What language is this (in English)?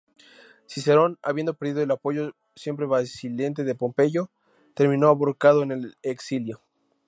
Spanish